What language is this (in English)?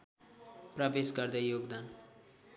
Nepali